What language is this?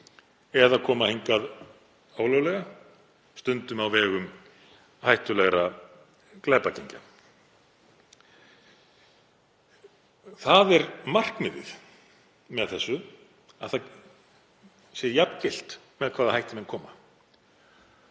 Icelandic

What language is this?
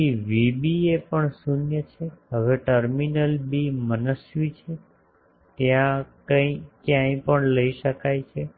Gujarati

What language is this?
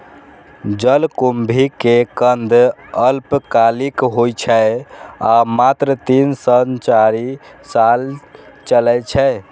Maithili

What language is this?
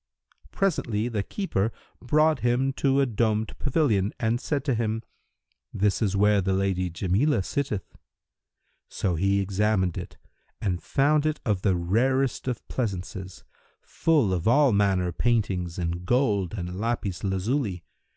English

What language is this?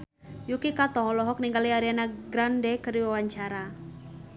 Sundanese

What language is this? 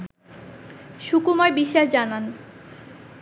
Bangla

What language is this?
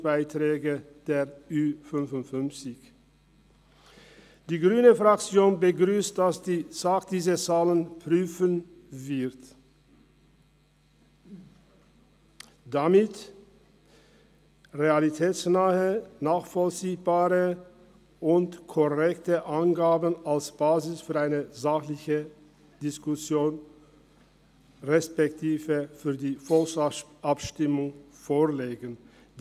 Swiss German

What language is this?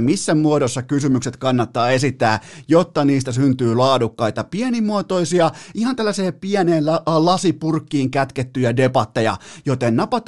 Finnish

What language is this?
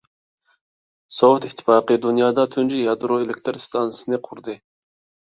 Uyghur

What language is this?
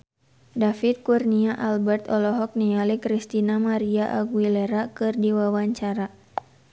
Sundanese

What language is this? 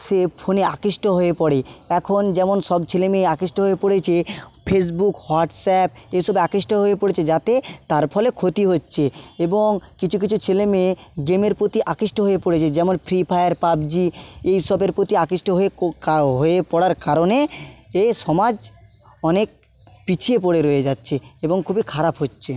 Bangla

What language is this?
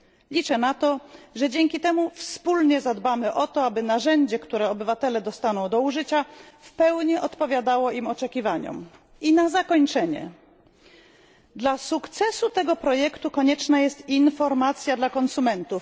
Polish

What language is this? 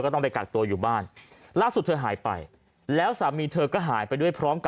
Thai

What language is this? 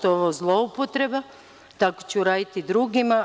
Serbian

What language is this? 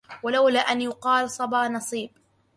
Arabic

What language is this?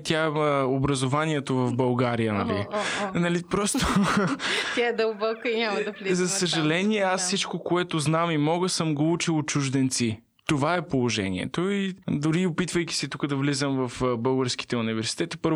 Bulgarian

